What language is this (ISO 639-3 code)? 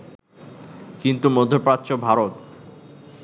ben